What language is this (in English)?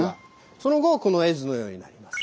Japanese